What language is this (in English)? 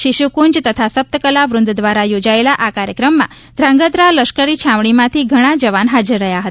Gujarati